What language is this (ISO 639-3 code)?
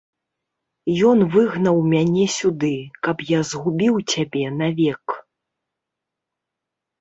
bel